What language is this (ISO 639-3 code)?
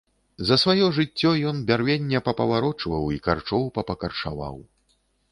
bel